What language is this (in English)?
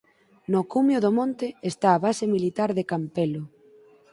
Galician